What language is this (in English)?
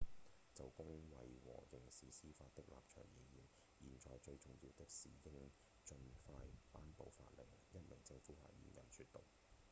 Cantonese